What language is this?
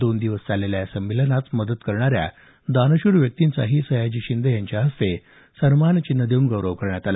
Marathi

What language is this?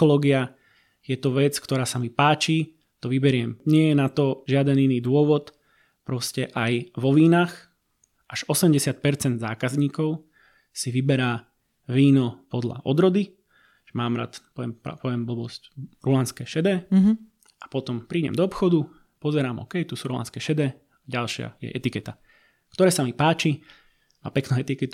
Slovak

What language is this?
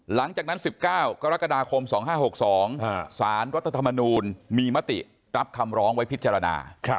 Thai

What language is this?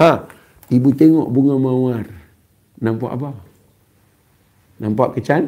Malay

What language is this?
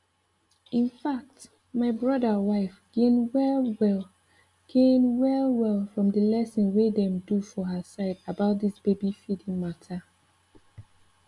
Nigerian Pidgin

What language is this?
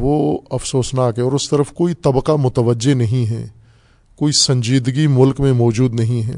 Urdu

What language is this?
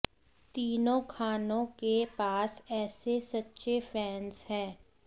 Hindi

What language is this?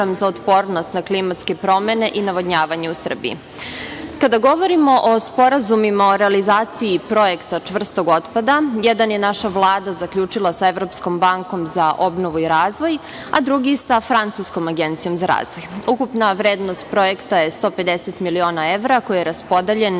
Serbian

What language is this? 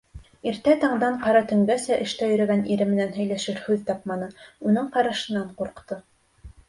Bashkir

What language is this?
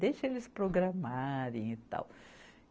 Portuguese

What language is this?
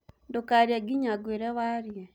Kikuyu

